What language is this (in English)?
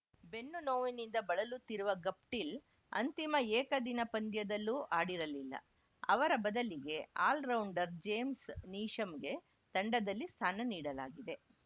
Kannada